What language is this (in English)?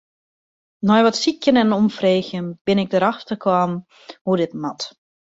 Western Frisian